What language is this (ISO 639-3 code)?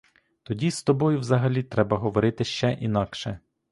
ukr